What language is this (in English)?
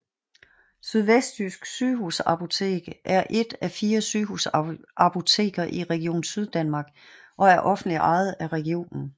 Danish